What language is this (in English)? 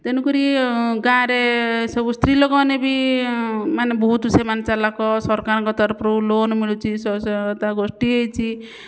Odia